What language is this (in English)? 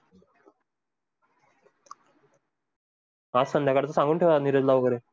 Marathi